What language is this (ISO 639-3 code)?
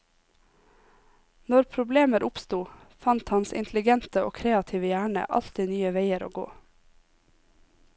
nor